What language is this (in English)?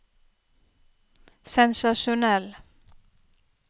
Norwegian